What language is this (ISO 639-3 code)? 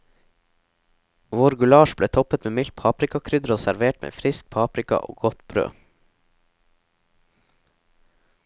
nor